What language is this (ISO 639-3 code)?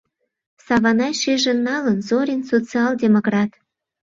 chm